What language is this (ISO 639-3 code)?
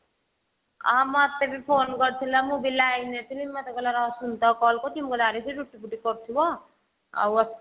ori